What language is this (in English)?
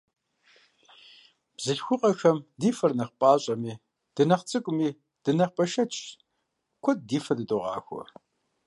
Kabardian